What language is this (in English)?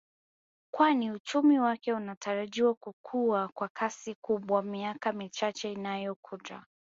Swahili